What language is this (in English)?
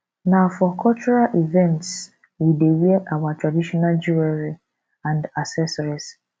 Nigerian Pidgin